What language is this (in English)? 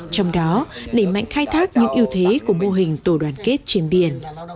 Vietnamese